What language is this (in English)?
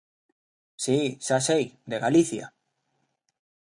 Galician